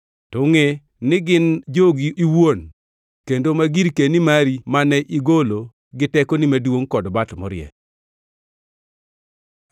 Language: Luo (Kenya and Tanzania)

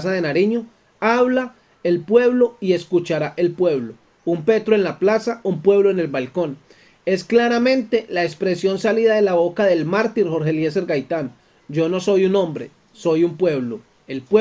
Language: Spanish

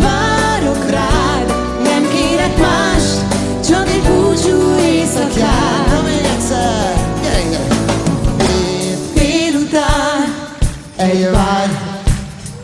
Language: Hungarian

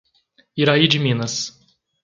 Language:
Portuguese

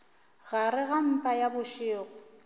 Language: Northern Sotho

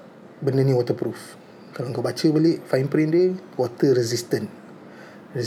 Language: Malay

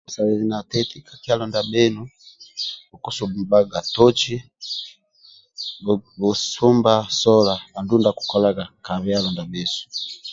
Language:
Amba (Uganda)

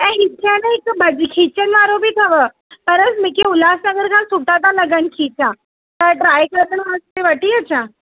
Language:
Sindhi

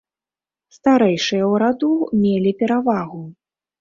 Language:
Belarusian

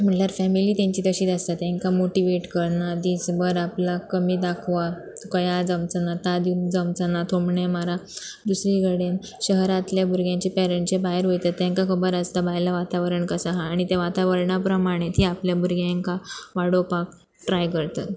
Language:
Konkani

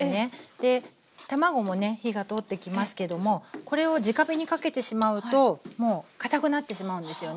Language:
Japanese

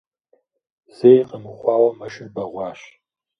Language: Kabardian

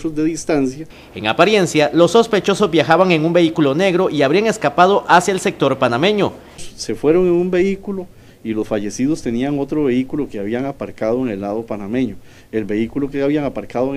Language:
Spanish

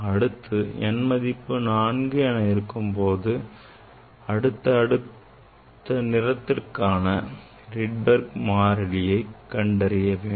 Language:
Tamil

